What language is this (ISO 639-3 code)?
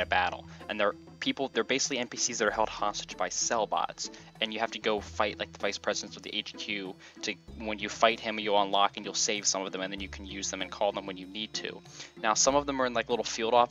eng